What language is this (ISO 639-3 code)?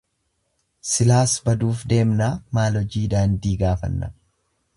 orm